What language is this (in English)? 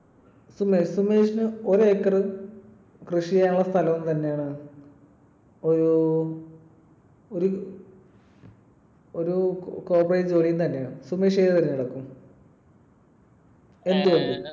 Malayalam